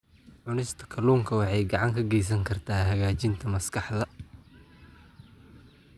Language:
Somali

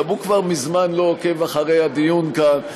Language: Hebrew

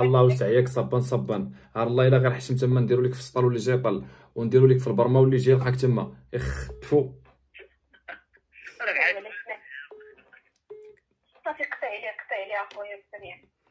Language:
Arabic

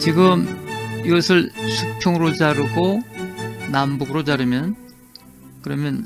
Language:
Korean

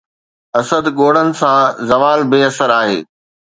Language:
Sindhi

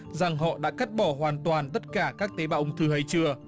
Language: Vietnamese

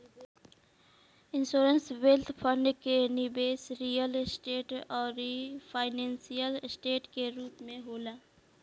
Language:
Bhojpuri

